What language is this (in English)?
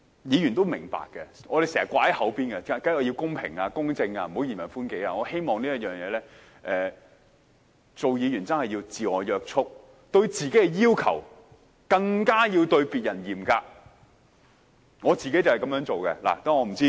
Cantonese